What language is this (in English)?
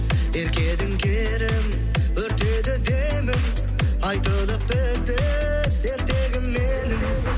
Kazakh